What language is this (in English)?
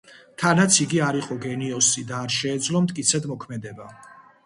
Georgian